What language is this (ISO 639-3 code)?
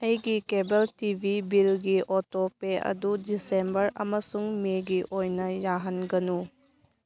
mni